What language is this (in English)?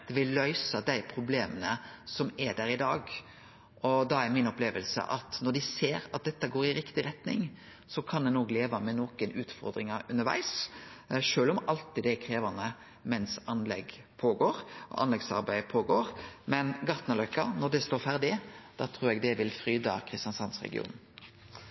Norwegian Nynorsk